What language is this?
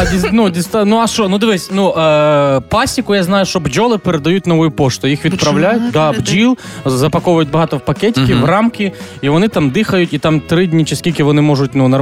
Ukrainian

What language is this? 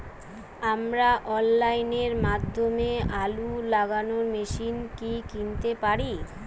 Bangla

